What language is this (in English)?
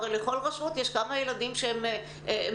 Hebrew